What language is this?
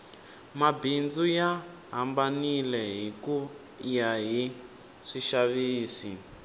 Tsonga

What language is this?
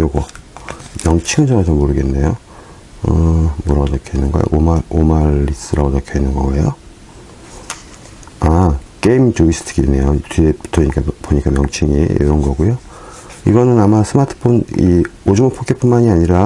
Korean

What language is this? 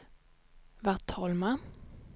Swedish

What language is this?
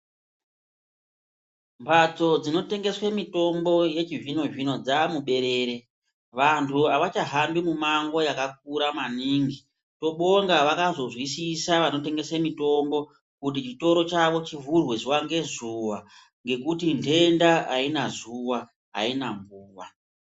Ndau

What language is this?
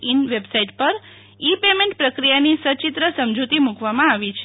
Gujarati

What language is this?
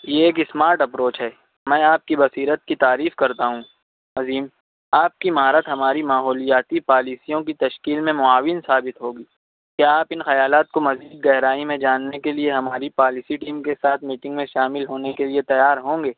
Urdu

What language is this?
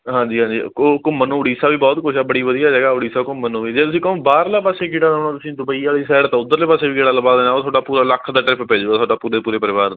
Punjabi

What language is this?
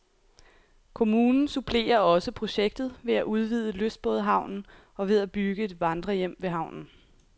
Danish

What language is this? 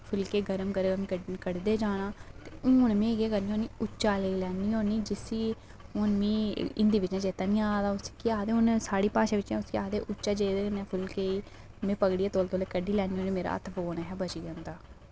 Dogri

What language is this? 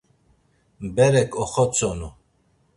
Laz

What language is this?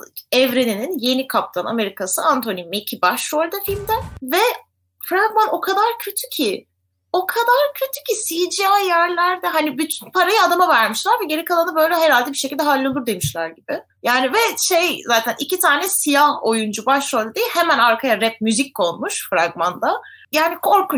Turkish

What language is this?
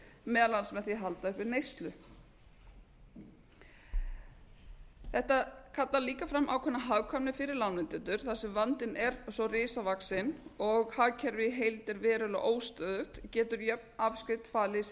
Icelandic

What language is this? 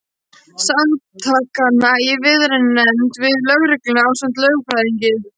Icelandic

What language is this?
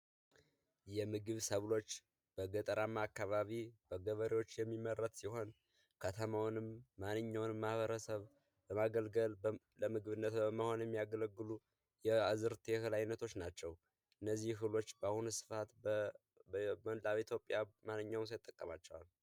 Amharic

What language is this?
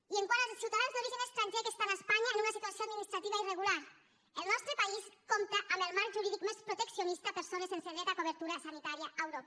Catalan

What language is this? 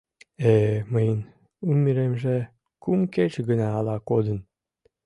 Mari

